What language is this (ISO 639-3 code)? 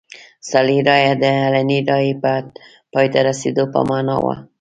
pus